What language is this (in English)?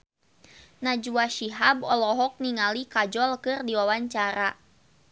Sundanese